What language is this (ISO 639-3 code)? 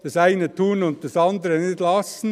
gsw